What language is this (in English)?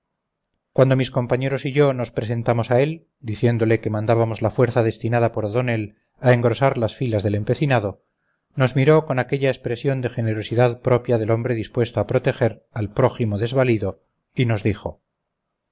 Spanish